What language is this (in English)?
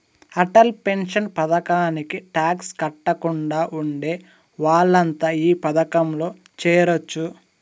Telugu